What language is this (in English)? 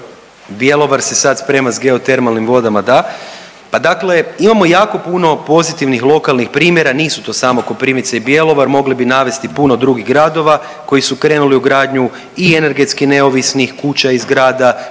Croatian